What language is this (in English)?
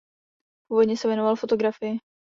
Czech